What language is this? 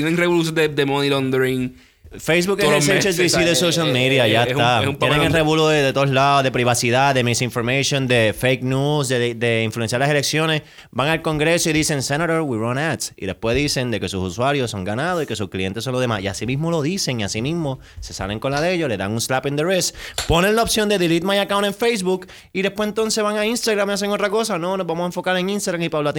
Spanish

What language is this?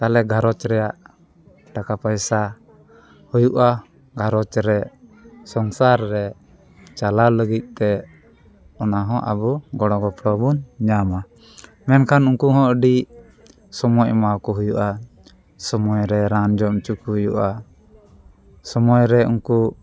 Santali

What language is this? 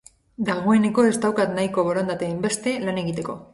Basque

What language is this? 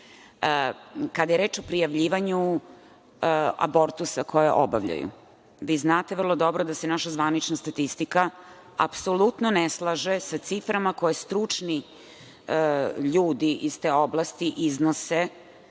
Serbian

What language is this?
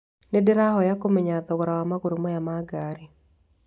Kikuyu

